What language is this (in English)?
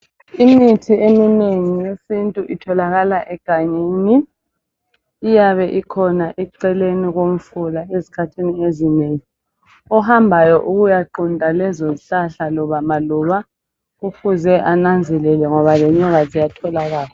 North Ndebele